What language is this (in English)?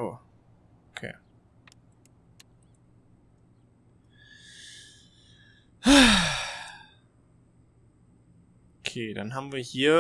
German